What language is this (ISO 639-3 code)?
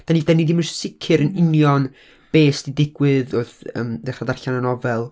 cym